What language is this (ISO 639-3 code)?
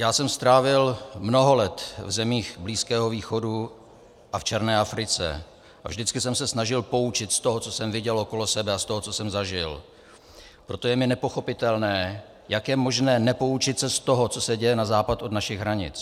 ces